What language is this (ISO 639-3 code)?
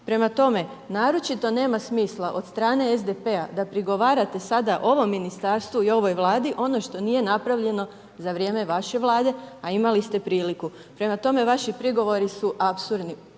hrv